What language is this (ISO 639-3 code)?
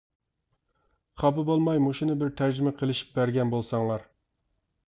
uig